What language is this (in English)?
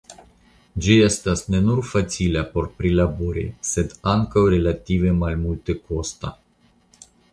Esperanto